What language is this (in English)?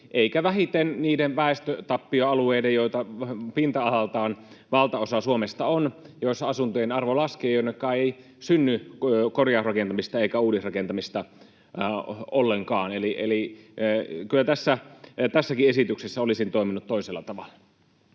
Finnish